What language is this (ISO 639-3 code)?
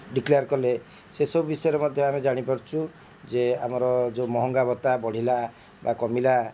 ori